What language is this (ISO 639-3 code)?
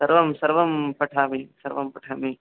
san